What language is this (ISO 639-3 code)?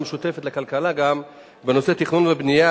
heb